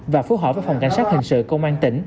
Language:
Vietnamese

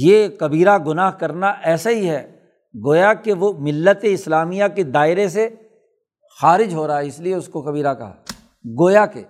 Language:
Urdu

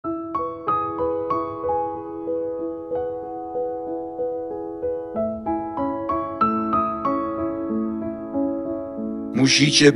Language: Polish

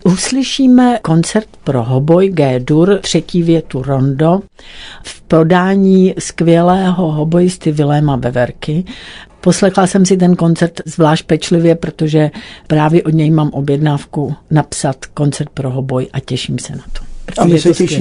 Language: Czech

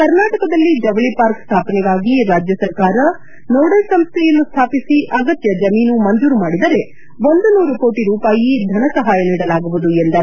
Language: Kannada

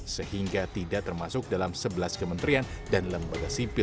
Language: Indonesian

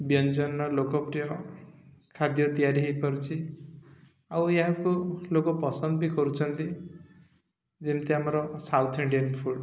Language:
Odia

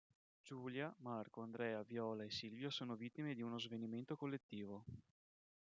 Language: Italian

